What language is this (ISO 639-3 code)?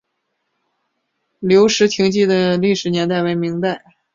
zho